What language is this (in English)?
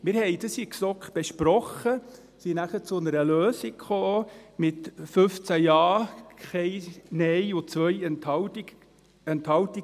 Swiss German